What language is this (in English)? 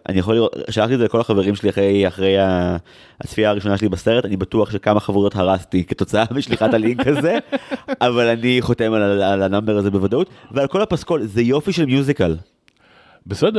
Hebrew